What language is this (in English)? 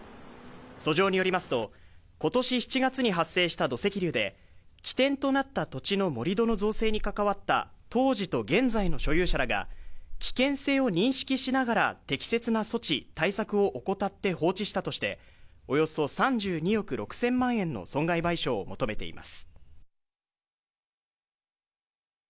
Japanese